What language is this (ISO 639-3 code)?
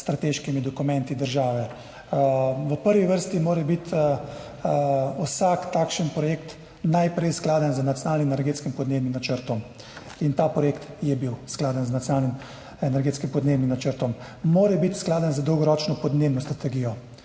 slv